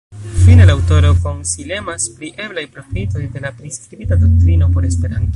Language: Esperanto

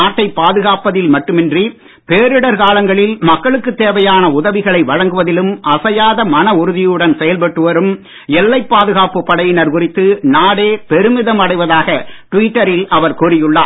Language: Tamil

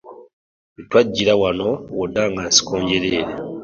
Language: Ganda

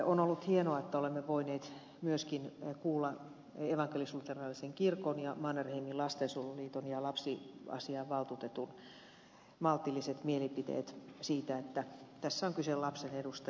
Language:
Finnish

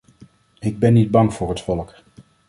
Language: Dutch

